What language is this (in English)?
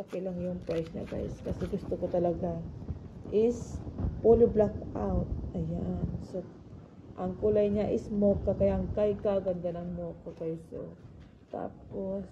Filipino